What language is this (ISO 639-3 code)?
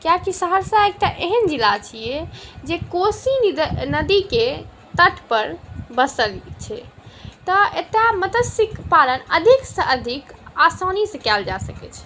mai